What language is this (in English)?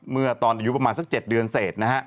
Thai